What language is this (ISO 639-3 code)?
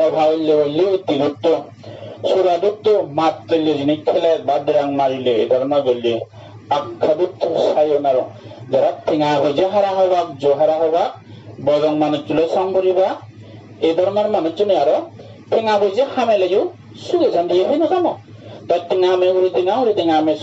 jpn